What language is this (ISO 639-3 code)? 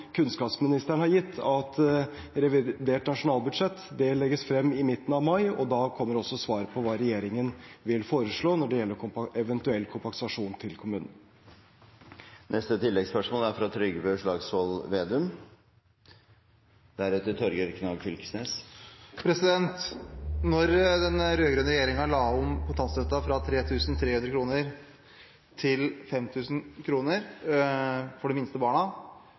nor